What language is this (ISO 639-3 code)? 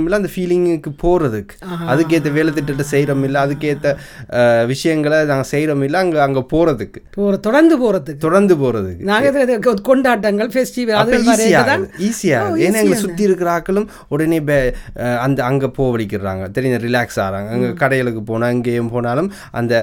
tam